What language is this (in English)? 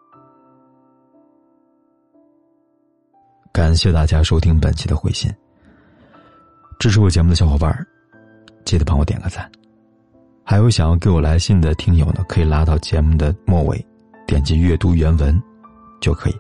Chinese